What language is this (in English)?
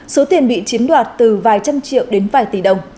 Vietnamese